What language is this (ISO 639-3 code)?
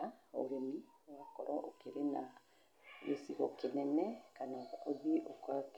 kik